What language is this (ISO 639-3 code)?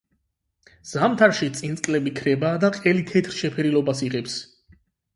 kat